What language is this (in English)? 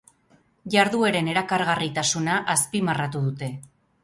Basque